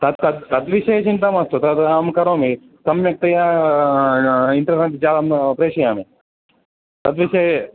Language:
Sanskrit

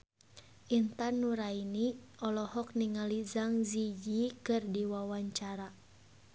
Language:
Sundanese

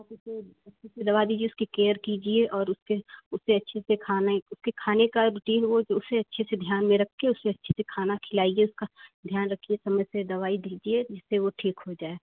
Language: Hindi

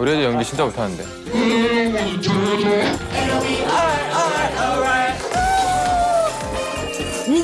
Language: Korean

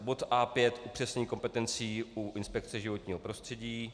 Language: Czech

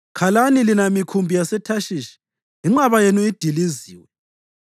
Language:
North Ndebele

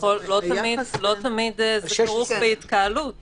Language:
Hebrew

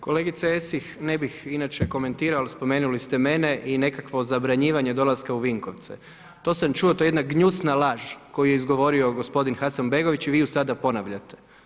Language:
Croatian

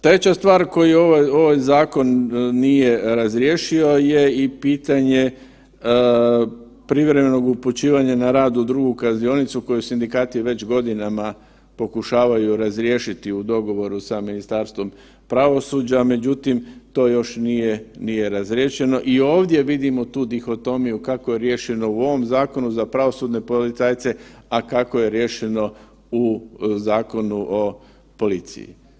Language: Croatian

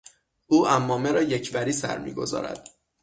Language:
Persian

